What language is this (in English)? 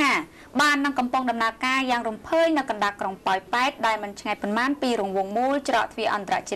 Thai